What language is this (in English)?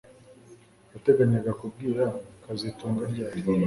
Kinyarwanda